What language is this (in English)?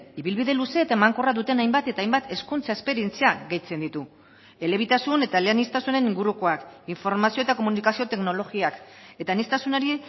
Basque